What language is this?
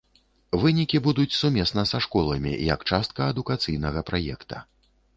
Belarusian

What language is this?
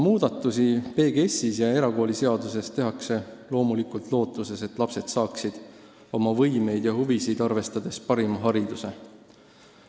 Estonian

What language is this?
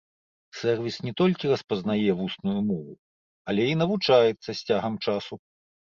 Belarusian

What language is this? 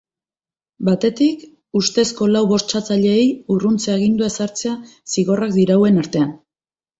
Basque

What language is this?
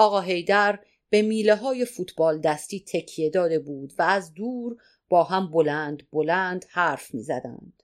Persian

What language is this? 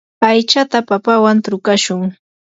Yanahuanca Pasco Quechua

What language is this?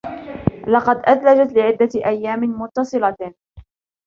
Arabic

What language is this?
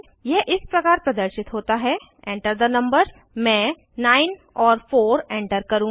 Hindi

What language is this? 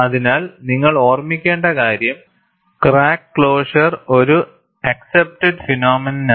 Malayalam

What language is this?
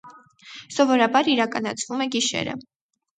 Armenian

